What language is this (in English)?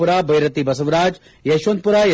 Kannada